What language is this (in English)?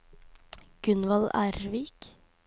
Norwegian